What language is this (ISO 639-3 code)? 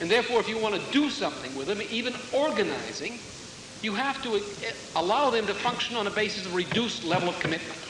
eng